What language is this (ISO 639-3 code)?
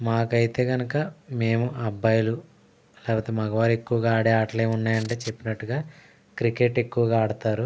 tel